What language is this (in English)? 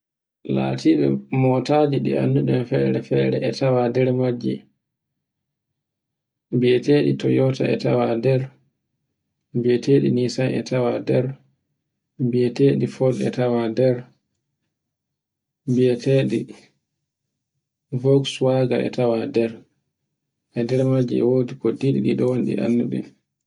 Borgu Fulfulde